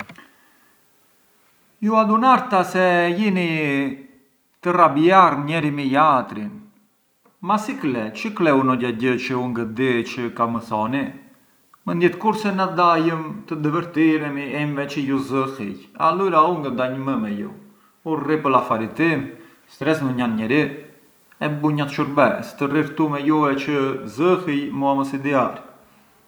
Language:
Arbëreshë Albanian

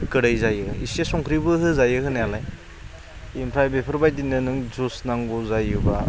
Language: Bodo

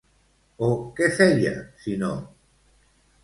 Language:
Catalan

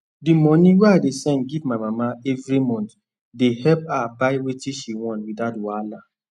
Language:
Nigerian Pidgin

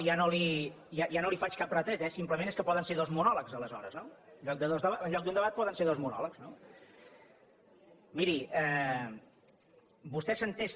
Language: Catalan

